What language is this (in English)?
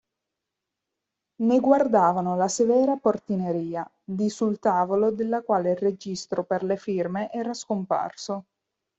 Italian